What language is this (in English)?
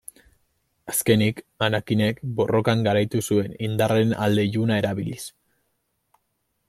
Basque